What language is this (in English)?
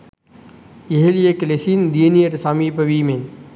Sinhala